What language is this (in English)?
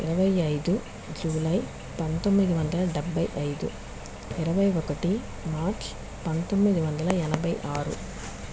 Telugu